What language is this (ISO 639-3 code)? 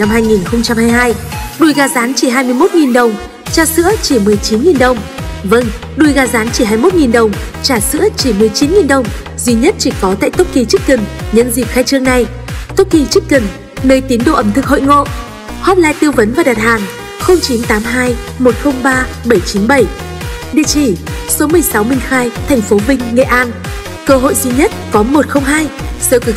vie